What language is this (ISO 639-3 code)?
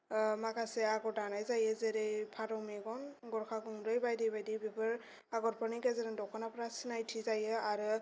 brx